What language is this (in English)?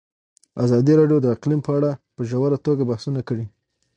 Pashto